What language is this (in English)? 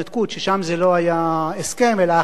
Hebrew